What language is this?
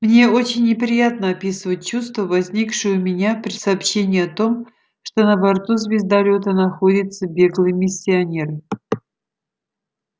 Russian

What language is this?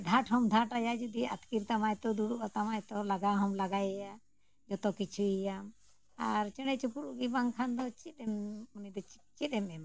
Santali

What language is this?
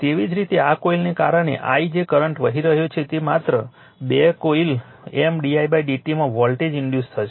Gujarati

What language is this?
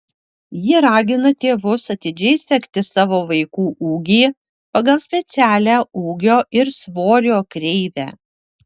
Lithuanian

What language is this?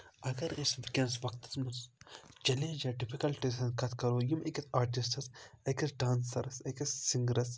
Kashmiri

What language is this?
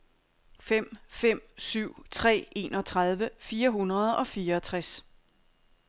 Danish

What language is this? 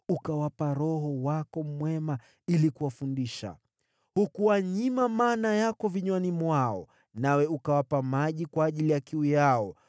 Swahili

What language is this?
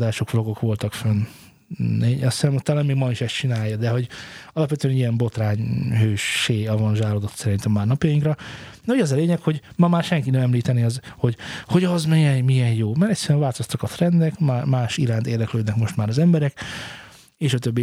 Hungarian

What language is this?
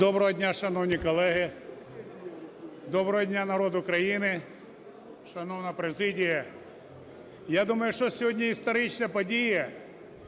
Ukrainian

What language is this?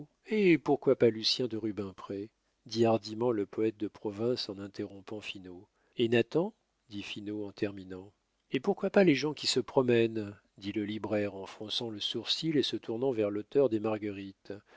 French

